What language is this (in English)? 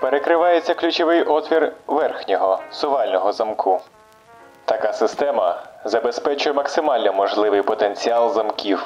Ukrainian